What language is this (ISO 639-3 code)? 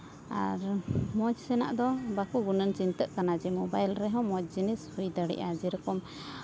sat